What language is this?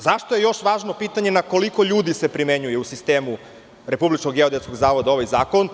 Serbian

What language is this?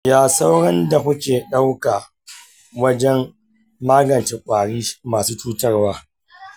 Hausa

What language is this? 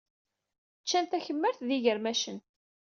Kabyle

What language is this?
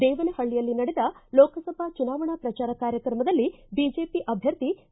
Kannada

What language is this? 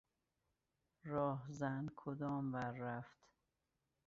Persian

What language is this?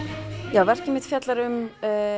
Icelandic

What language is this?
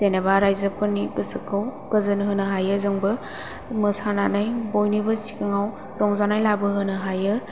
Bodo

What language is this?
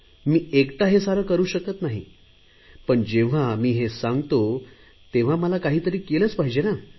Marathi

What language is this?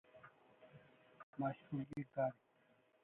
Kalasha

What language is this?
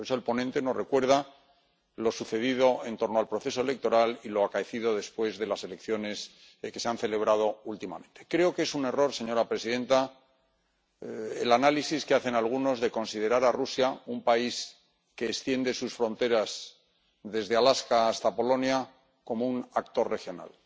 Spanish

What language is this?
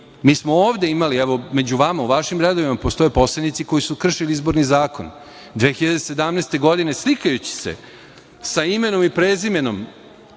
Serbian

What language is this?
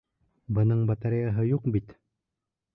Bashkir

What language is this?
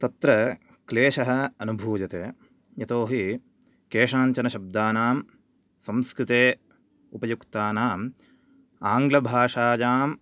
Sanskrit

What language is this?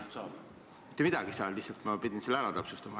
Estonian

